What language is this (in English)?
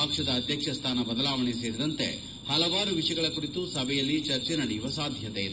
Kannada